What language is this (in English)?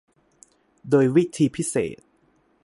Thai